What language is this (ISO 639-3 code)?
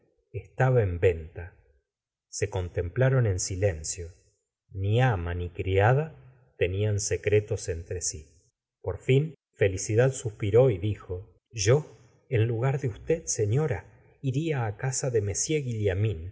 spa